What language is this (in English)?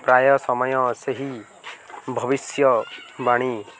Odia